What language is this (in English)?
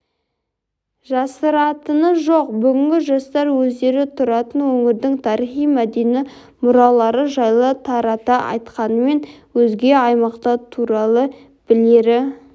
Kazakh